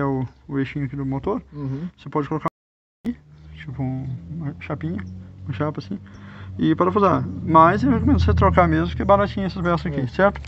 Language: Portuguese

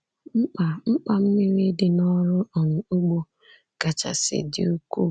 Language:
Igbo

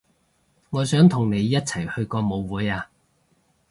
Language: Cantonese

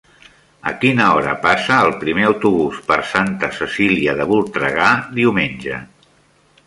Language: Catalan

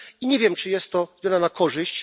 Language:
Polish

